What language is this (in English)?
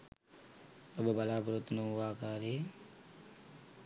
Sinhala